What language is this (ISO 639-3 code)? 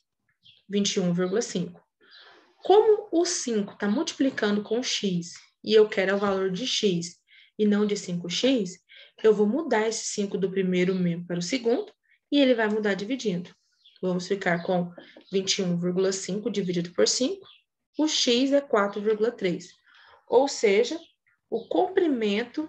por